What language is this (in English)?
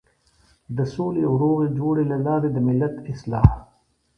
Pashto